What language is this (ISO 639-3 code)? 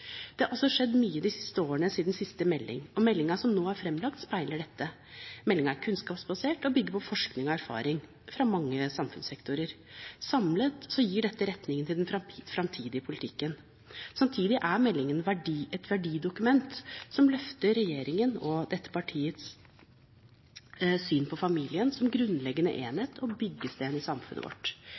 nob